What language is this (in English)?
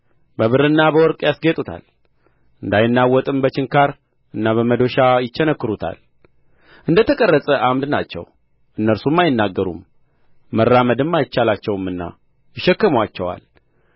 Amharic